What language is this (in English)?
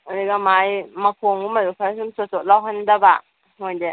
Manipuri